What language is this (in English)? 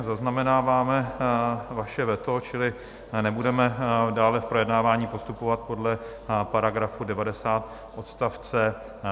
Czech